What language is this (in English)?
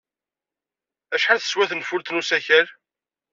Kabyle